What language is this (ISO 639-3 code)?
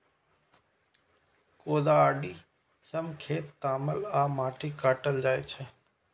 mai